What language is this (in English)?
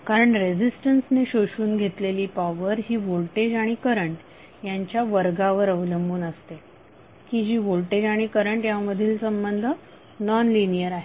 Marathi